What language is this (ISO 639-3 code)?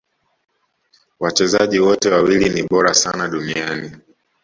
swa